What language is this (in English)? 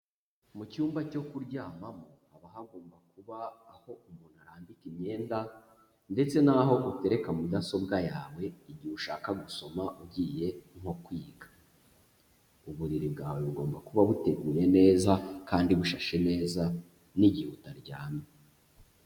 Kinyarwanda